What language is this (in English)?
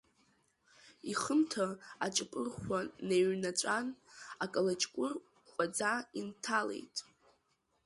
Abkhazian